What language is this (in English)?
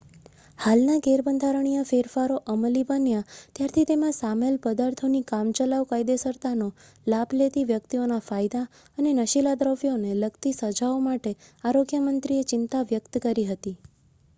Gujarati